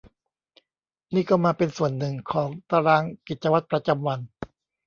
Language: Thai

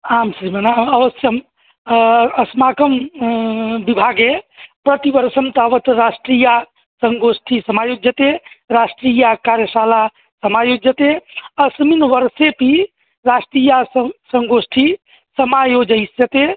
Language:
Sanskrit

